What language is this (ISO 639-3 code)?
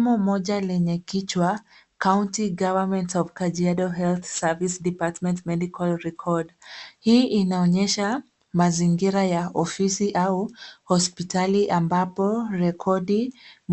swa